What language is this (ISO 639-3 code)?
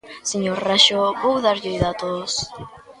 glg